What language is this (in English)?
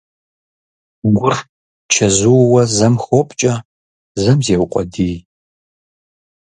Kabardian